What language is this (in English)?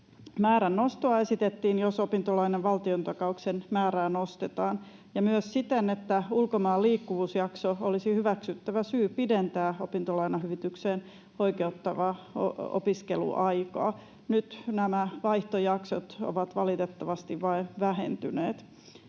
Finnish